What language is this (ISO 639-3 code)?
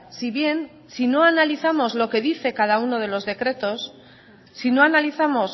spa